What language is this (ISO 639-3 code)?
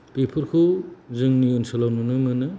brx